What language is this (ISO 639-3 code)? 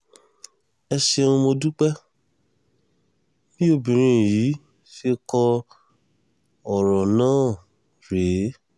yor